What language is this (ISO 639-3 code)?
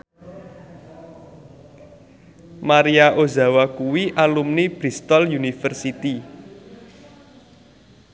jav